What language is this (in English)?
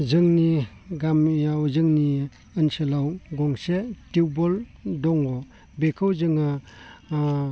Bodo